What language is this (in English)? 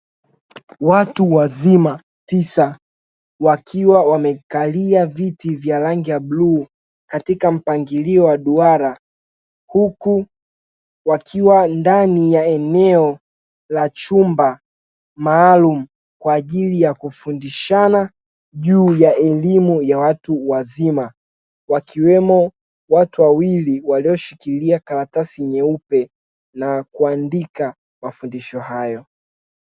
Swahili